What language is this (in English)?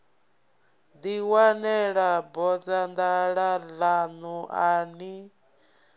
Venda